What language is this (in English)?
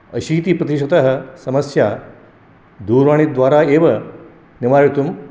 Sanskrit